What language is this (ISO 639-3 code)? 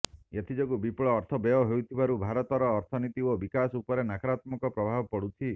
ori